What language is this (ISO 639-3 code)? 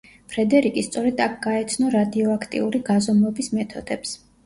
kat